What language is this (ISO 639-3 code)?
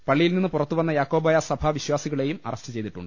mal